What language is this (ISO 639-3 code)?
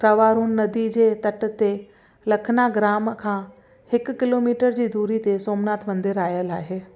snd